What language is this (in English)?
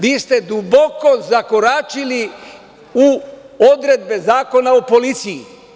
Serbian